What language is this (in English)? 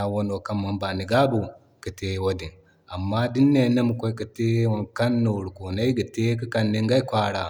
Zarma